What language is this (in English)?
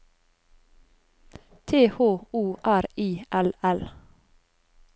Norwegian